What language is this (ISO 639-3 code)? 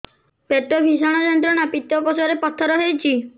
ori